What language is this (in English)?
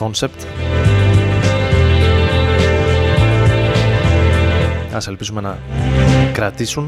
Greek